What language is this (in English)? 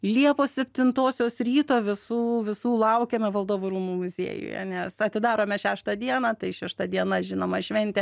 Lithuanian